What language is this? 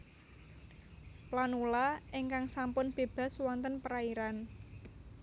Javanese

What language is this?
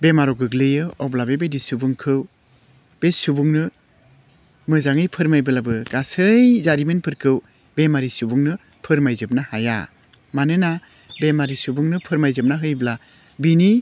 Bodo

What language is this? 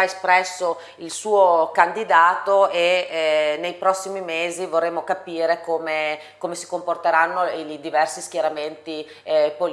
Italian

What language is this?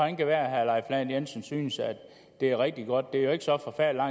Danish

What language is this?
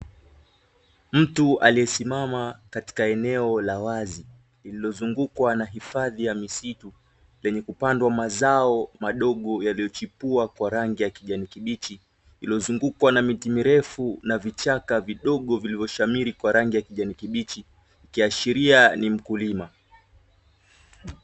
Swahili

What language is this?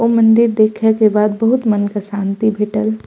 Maithili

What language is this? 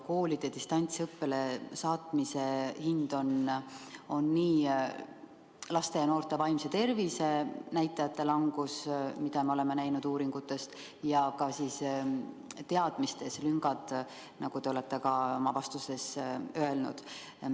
Estonian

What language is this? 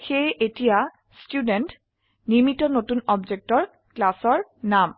Assamese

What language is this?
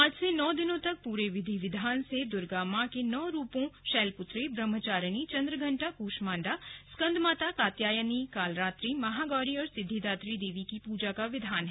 Hindi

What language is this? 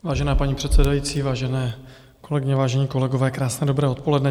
Czech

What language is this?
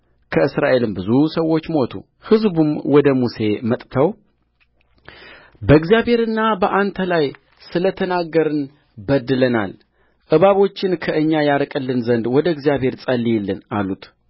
Amharic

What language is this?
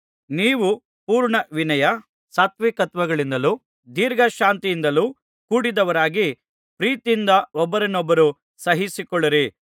Kannada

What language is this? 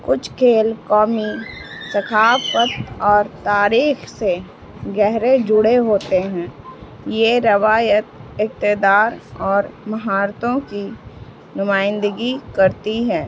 Urdu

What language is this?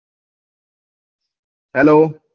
Gujarati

